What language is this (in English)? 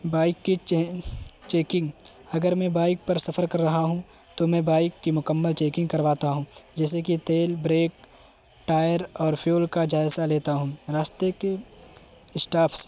Urdu